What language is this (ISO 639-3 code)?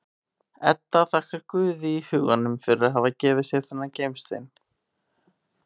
isl